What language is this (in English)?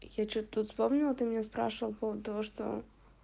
Russian